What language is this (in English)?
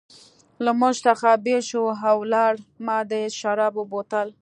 Pashto